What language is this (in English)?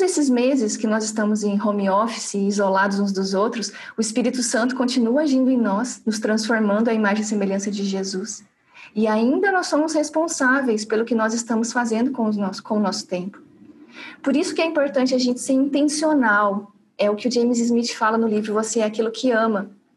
Portuguese